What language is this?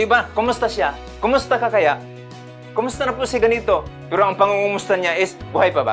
Filipino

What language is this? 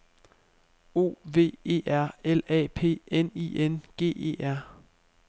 Danish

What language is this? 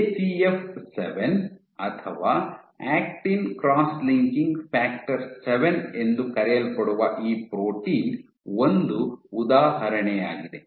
Kannada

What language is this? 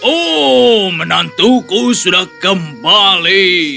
Indonesian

